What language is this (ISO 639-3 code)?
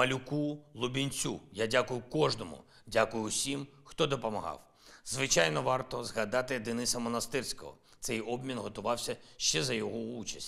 ukr